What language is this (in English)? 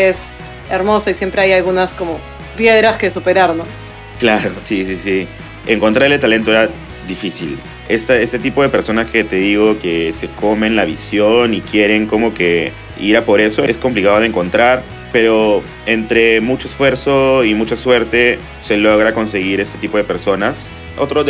Spanish